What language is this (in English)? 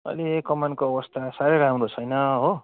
Nepali